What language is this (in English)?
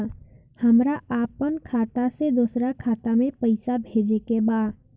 Bhojpuri